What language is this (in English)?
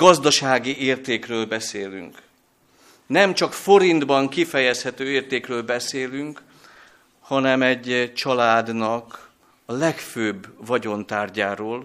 Hungarian